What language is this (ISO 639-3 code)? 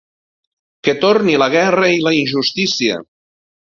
cat